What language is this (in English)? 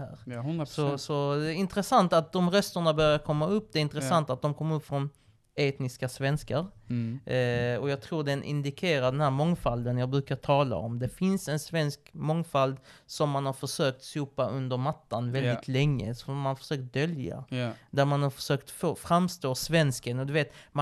Swedish